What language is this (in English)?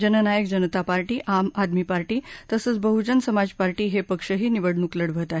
Marathi